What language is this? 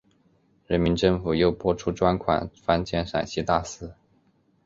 Chinese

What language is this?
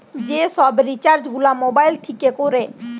Bangla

